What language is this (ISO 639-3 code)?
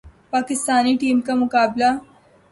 urd